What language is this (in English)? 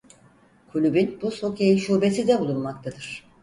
Turkish